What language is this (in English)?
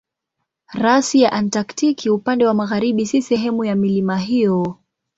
Swahili